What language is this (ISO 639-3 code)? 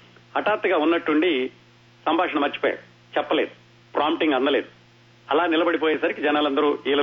tel